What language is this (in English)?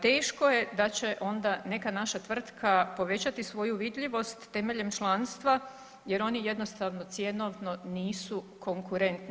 Croatian